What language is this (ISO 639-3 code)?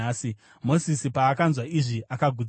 sna